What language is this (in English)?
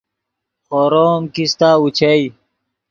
Yidgha